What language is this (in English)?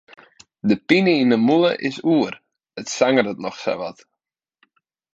Western Frisian